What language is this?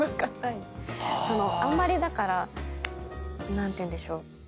Japanese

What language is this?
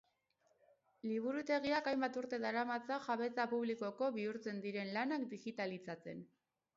Basque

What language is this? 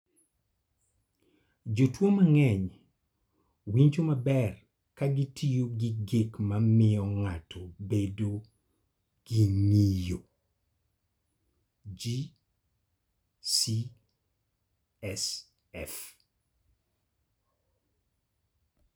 Luo (Kenya and Tanzania)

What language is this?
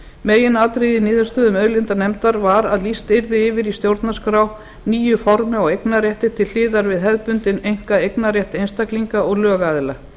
Icelandic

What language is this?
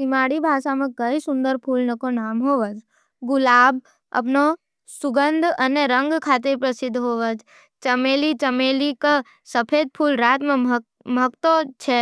Nimadi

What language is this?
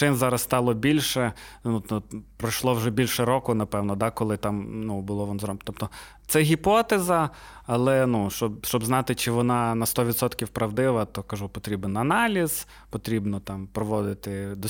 Ukrainian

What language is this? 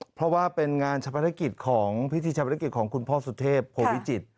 Thai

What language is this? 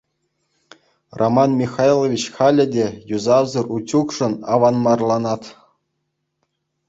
Chuvash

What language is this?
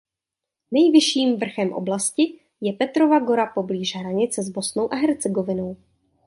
Czech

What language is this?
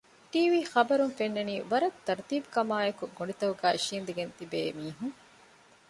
Divehi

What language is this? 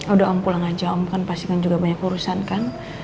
Indonesian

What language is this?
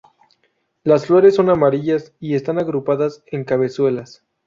Spanish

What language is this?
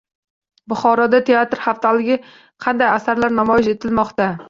Uzbek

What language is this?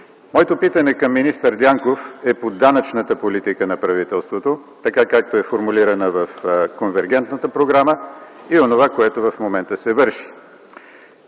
Bulgarian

